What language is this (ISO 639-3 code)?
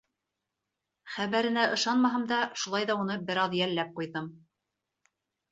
bak